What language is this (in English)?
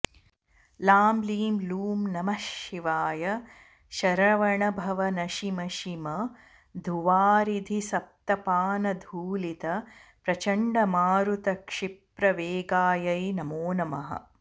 Sanskrit